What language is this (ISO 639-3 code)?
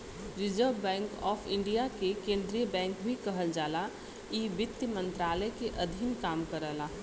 bho